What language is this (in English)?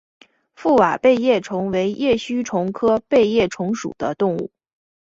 Chinese